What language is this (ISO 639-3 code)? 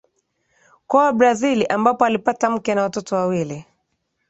swa